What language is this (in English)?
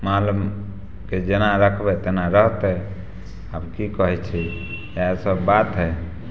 Maithili